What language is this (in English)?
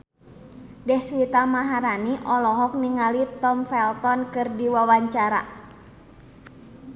Sundanese